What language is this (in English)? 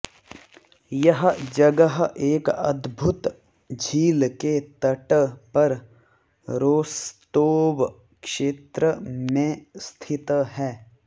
Hindi